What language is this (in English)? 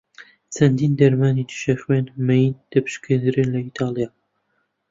Central Kurdish